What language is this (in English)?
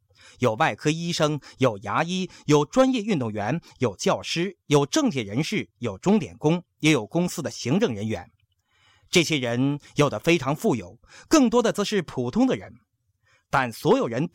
Chinese